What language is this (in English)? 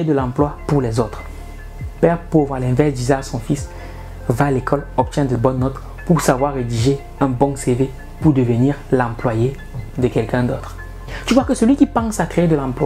French